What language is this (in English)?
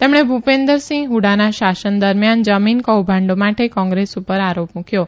Gujarati